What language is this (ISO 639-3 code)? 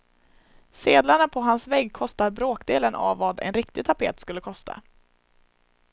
swe